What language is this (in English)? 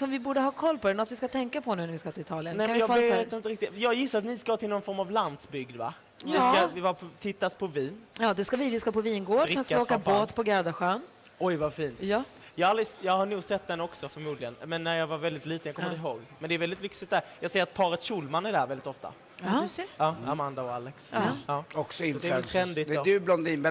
Swedish